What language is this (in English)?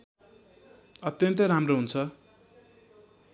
Nepali